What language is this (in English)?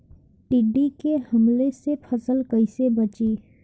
Bhojpuri